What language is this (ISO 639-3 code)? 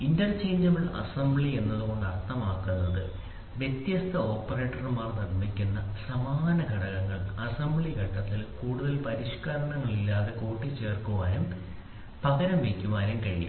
mal